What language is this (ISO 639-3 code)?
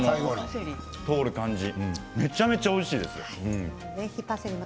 jpn